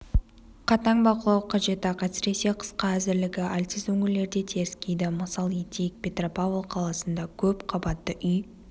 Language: Kazakh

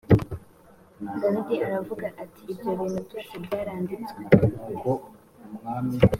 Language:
Kinyarwanda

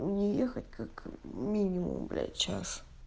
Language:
Russian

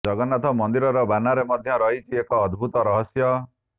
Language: Odia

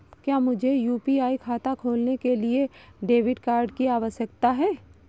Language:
Hindi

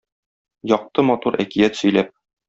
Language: Tatar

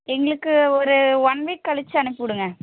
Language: Tamil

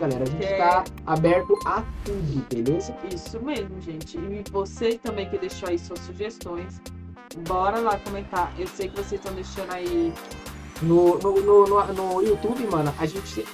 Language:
Portuguese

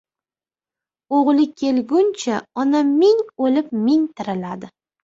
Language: Uzbek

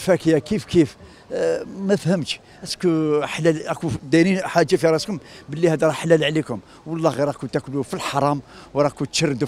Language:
Arabic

